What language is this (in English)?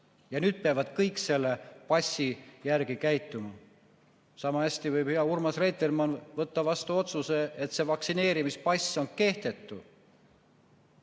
Estonian